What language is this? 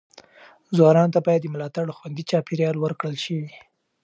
Pashto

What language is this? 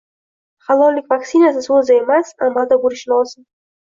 Uzbek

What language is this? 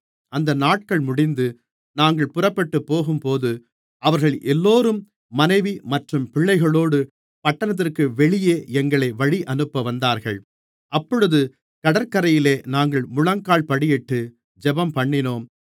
Tamil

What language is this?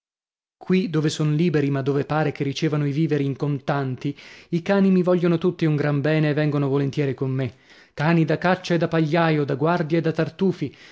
Italian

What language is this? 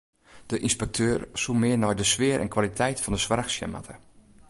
Western Frisian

